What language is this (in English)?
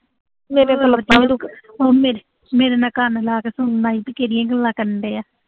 Punjabi